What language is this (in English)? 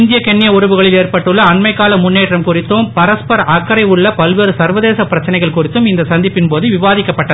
Tamil